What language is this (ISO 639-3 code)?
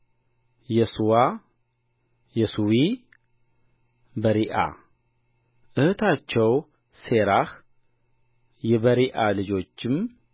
amh